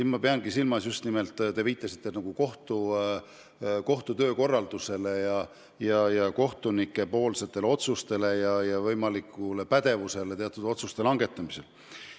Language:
Estonian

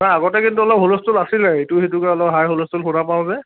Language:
Assamese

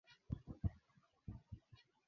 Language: Swahili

